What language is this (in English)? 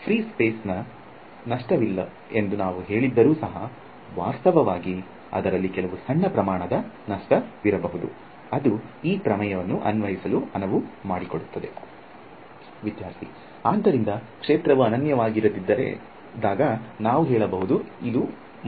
Kannada